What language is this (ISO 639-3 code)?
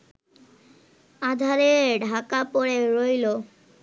ben